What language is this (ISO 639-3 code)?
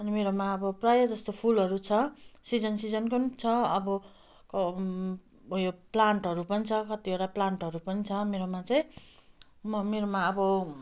nep